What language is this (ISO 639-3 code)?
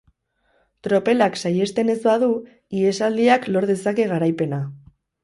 eus